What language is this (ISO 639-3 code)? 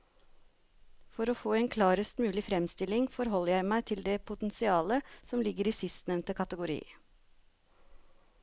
nor